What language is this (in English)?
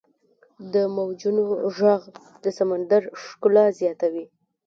Pashto